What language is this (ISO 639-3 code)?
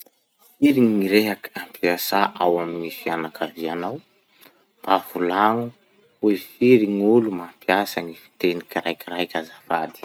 msh